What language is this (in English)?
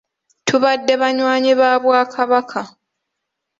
Ganda